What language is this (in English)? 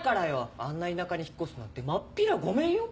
Japanese